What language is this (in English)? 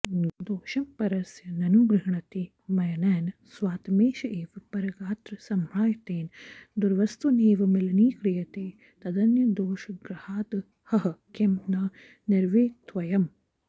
Sanskrit